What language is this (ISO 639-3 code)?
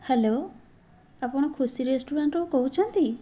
ori